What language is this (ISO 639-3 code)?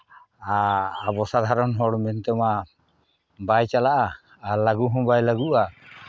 sat